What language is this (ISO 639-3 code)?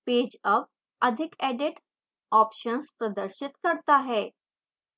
hin